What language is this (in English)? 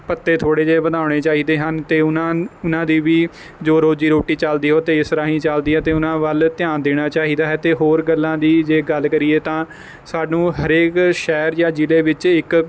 Punjabi